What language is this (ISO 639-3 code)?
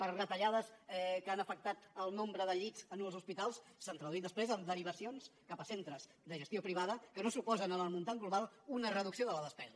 cat